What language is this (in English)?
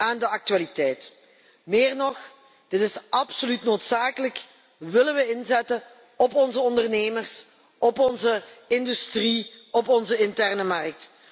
Dutch